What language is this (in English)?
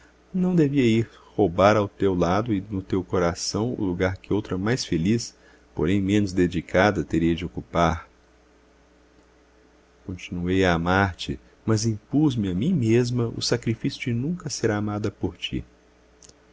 Portuguese